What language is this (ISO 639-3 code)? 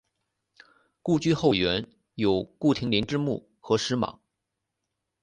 zho